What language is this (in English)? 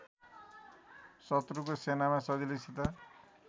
Nepali